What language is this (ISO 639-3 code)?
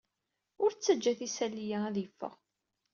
kab